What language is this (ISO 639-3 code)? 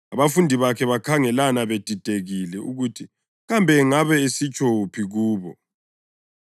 nde